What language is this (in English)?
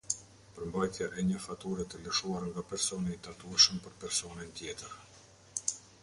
Albanian